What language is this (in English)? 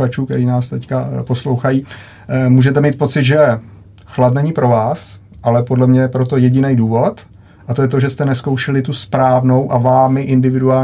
Czech